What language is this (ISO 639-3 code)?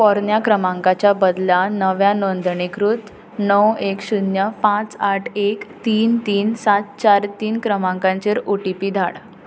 kok